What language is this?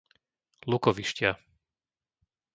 Slovak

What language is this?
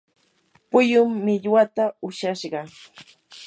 Yanahuanca Pasco Quechua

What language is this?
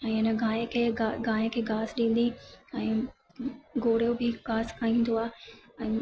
Sindhi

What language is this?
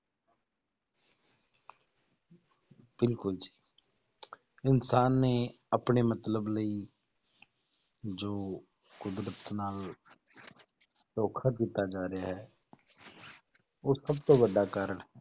Punjabi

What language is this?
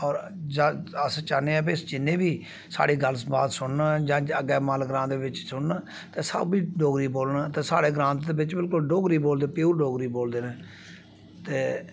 Dogri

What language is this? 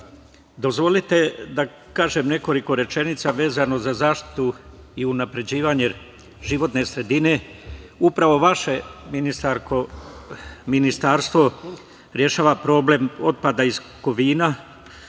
Serbian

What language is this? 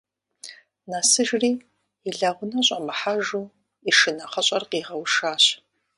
Kabardian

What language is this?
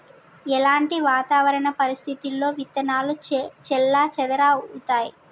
Telugu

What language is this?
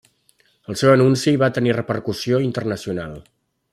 Catalan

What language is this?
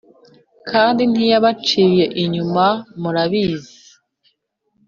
Kinyarwanda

